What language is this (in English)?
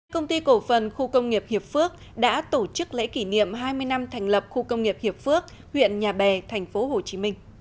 Vietnamese